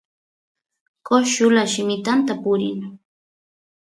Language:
Santiago del Estero Quichua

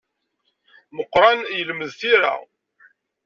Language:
Kabyle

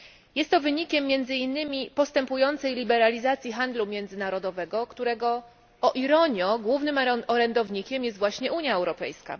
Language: Polish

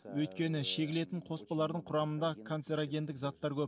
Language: Kazakh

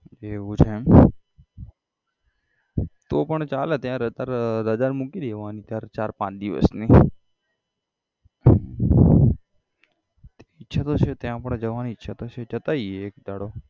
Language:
Gujarati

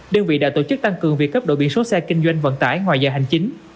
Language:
Vietnamese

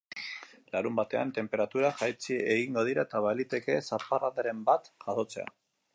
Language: Basque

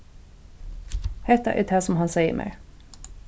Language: Faroese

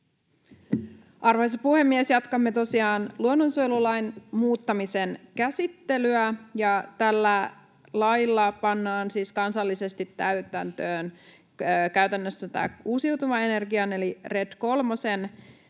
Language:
Finnish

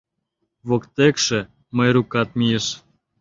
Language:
Mari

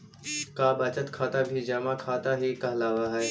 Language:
Magahi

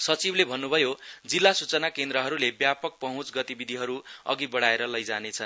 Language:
Nepali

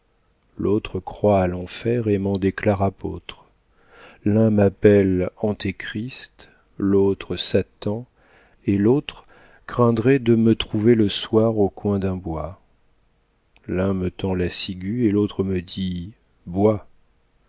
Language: French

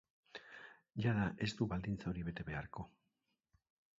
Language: Basque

